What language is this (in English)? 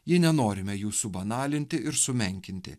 Lithuanian